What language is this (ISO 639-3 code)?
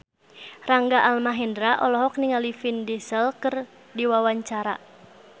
sun